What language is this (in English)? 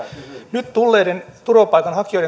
Finnish